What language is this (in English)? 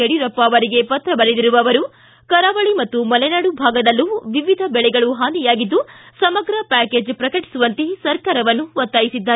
Kannada